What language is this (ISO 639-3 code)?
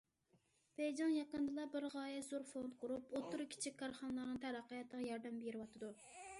uig